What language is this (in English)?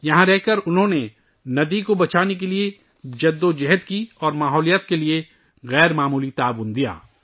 Urdu